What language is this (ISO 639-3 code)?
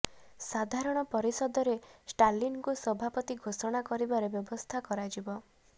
ori